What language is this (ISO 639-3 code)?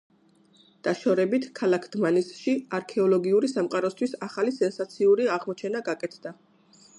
kat